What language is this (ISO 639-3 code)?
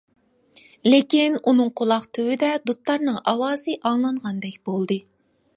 uig